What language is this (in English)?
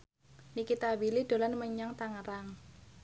Javanese